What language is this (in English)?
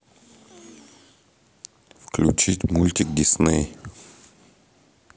Russian